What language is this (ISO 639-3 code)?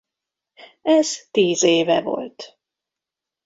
hun